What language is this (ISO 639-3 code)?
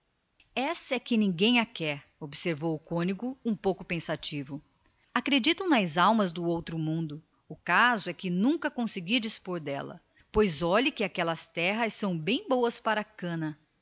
por